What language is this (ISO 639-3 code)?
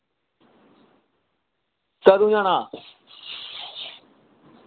doi